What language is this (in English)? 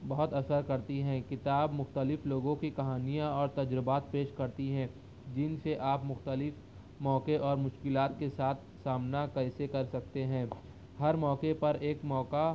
Urdu